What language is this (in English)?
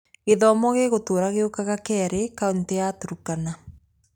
Kikuyu